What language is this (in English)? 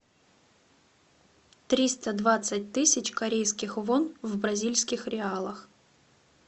Russian